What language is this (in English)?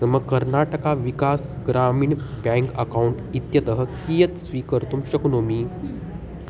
Sanskrit